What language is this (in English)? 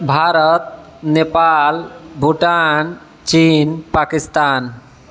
Maithili